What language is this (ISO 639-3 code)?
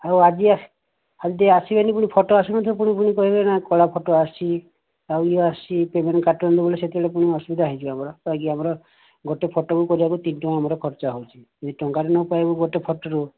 ori